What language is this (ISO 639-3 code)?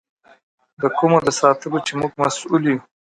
pus